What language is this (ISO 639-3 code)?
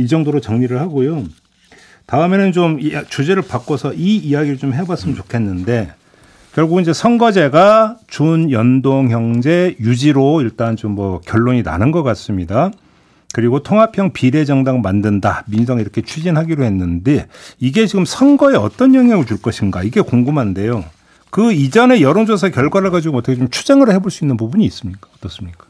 kor